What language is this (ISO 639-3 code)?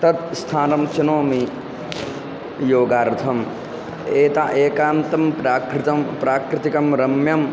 san